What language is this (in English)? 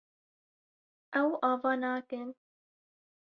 Kurdish